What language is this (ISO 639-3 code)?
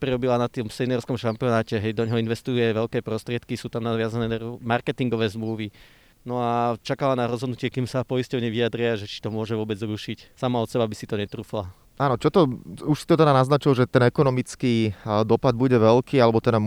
slk